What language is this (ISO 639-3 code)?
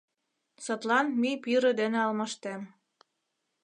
chm